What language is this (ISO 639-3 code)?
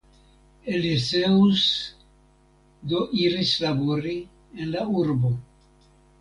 epo